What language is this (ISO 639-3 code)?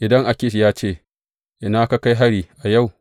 hau